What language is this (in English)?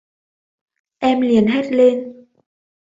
Vietnamese